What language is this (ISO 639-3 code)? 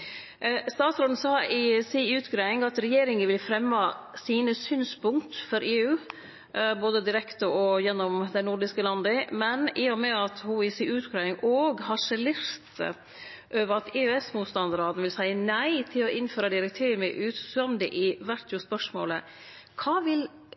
nno